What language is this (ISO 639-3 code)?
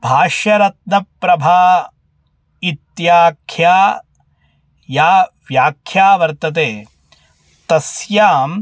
san